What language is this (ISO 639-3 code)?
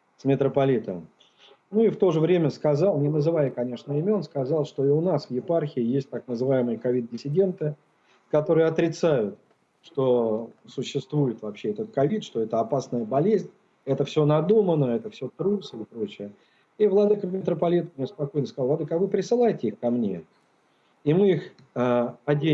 rus